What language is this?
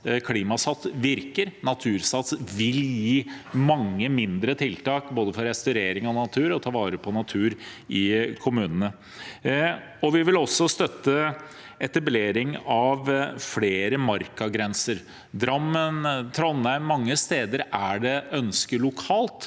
Norwegian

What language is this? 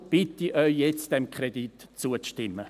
Swiss German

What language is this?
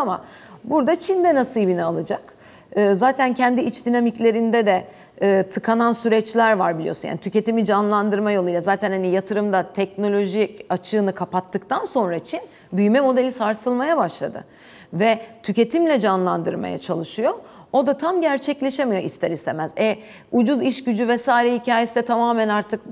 Turkish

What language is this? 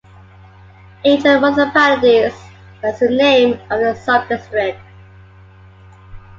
English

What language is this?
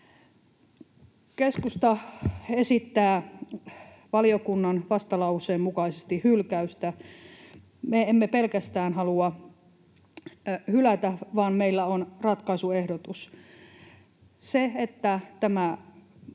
Finnish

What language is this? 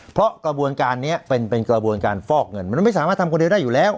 Thai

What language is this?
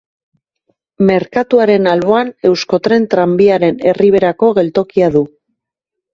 Basque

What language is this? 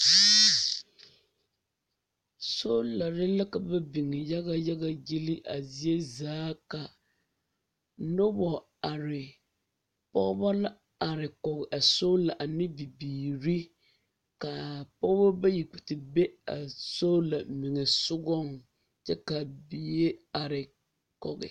Southern Dagaare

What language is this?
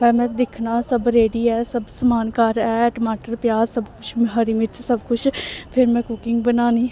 Dogri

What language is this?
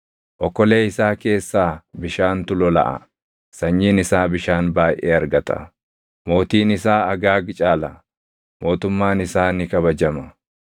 Oromo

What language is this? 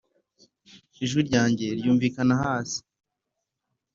Kinyarwanda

